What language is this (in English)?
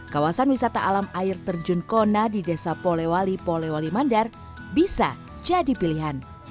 Indonesian